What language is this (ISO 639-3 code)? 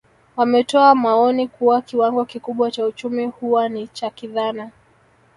swa